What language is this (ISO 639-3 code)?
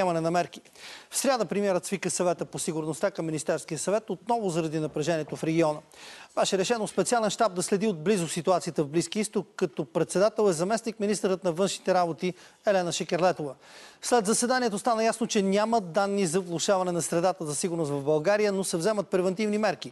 bul